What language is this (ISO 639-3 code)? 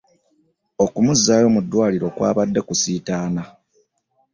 lug